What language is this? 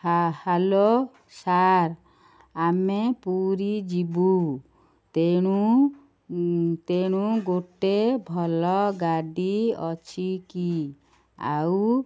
Odia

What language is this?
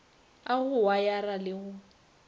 Northern Sotho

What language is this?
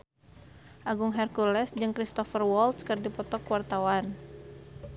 Sundanese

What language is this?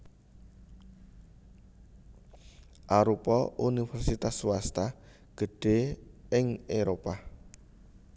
Javanese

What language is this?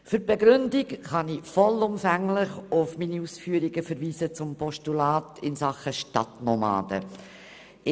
Swiss German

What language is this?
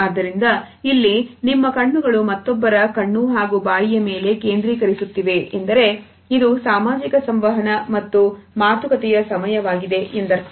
Kannada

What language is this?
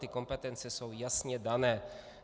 Czech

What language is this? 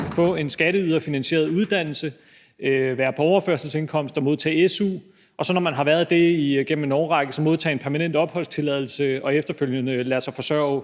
Danish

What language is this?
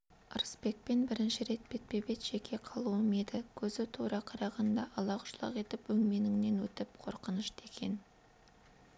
Kazakh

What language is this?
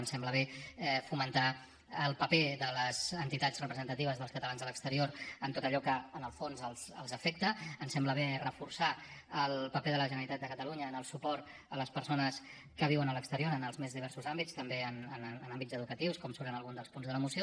Catalan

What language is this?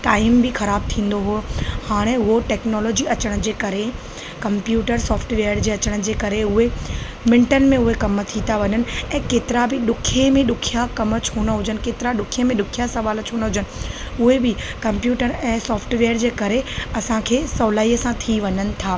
Sindhi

